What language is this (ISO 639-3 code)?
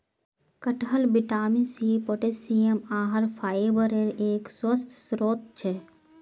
mag